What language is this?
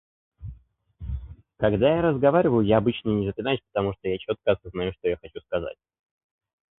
Russian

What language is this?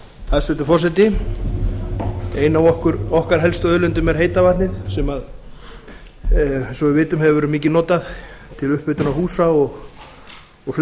Icelandic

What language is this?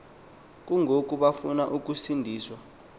Xhosa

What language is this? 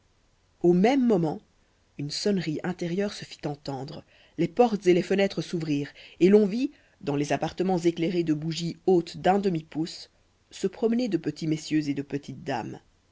French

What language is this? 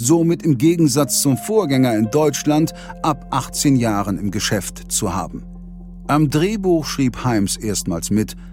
German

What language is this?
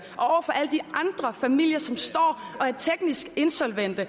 Danish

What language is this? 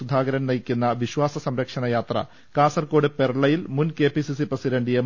Malayalam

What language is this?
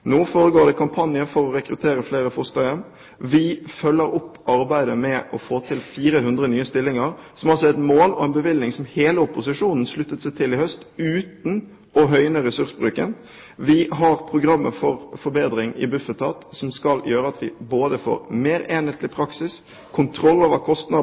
Norwegian Bokmål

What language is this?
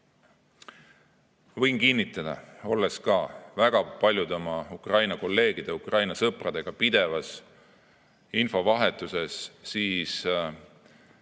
Estonian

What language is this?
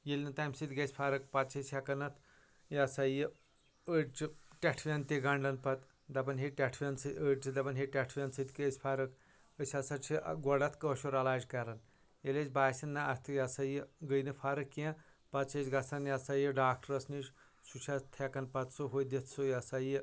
Kashmiri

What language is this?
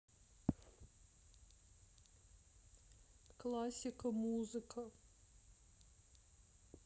Russian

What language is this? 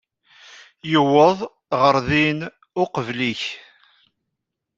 Kabyle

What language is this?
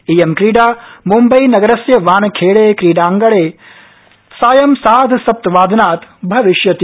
Sanskrit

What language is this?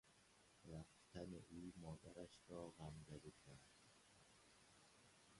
Persian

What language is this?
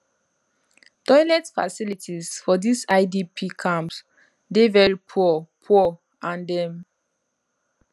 Nigerian Pidgin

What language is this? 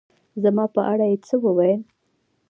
Pashto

